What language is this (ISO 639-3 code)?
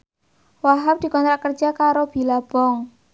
jav